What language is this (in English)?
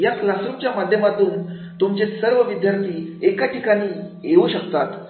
Marathi